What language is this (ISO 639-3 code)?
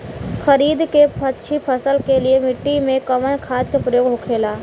bho